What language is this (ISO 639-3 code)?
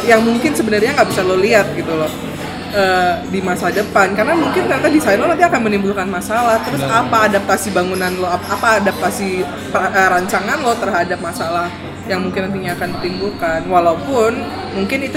ind